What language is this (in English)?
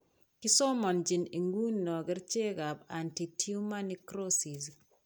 Kalenjin